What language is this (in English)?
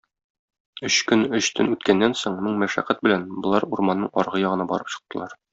Tatar